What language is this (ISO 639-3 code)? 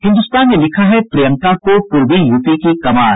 hin